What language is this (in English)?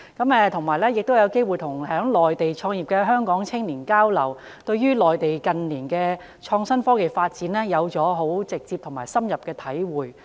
Cantonese